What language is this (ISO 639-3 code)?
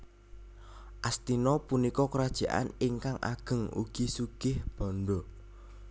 jav